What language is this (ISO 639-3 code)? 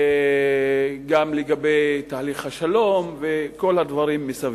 heb